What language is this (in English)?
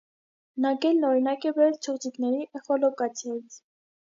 Armenian